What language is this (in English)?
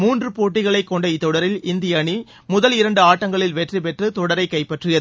Tamil